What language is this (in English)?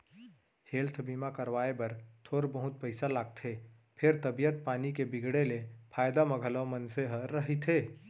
Chhattisgarhi